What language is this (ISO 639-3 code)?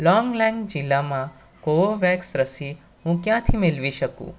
guj